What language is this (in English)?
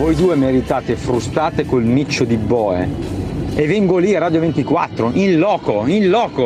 Italian